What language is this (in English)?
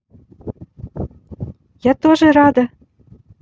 Russian